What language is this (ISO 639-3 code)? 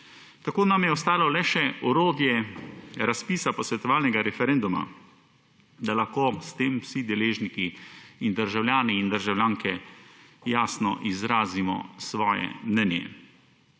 slv